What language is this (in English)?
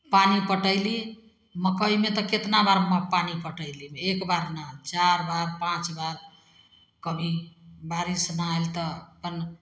Maithili